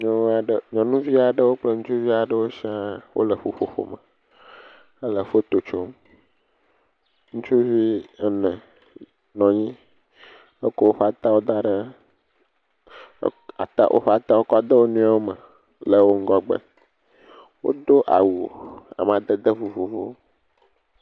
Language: Ewe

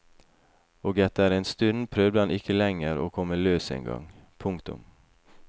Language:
Norwegian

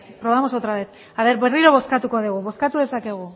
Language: Basque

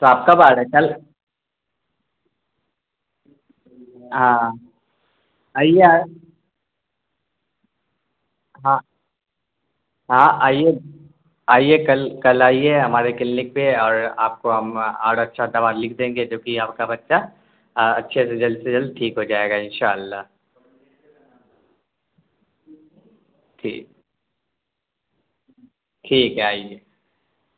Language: Urdu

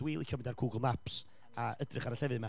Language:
Welsh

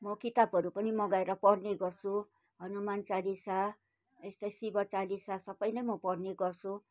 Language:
Nepali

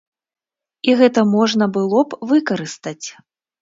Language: Belarusian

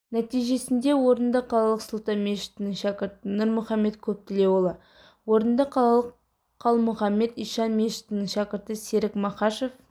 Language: Kazakh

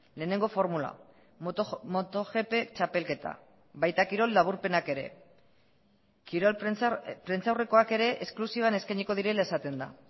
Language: Basque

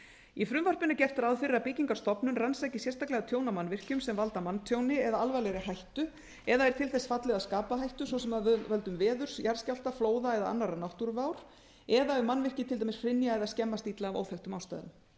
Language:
Icelandic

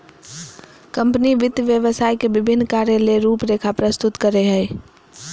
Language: Magahi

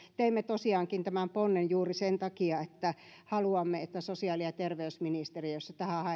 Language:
Finnish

